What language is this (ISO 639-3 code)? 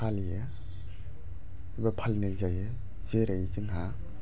brx